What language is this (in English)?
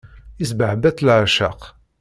Kabyle